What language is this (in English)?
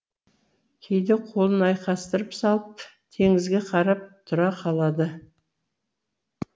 Kazakh